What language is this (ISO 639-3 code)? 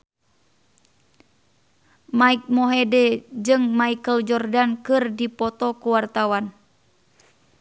sun